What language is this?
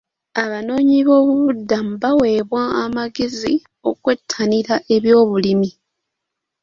Ganda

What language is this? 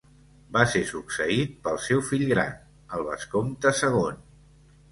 Catalan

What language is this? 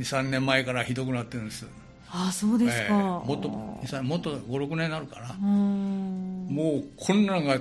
Japanese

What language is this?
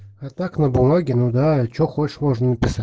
Russian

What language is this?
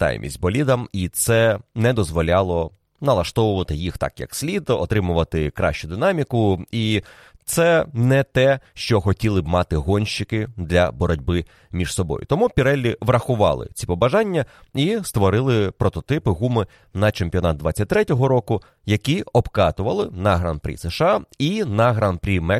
Ukrainian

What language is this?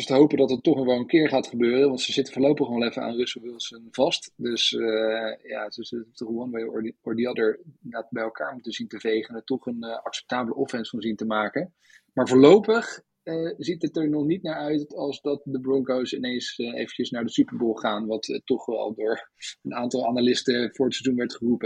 Dutch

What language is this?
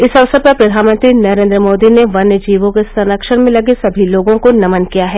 Hindi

